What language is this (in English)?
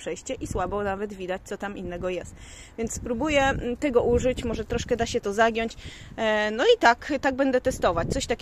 Polish